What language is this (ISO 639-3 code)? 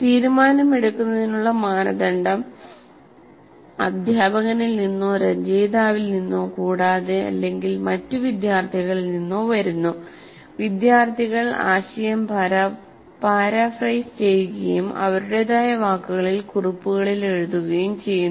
mal